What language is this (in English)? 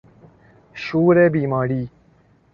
Persian